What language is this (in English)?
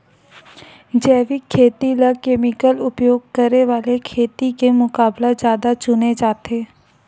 Chhattisgarhi